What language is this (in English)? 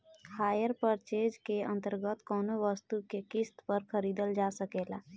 Bhojpuri